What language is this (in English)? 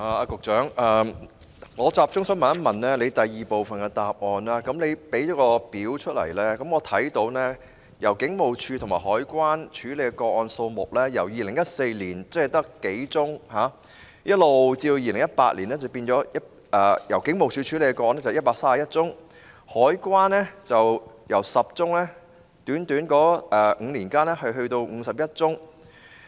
Cantonese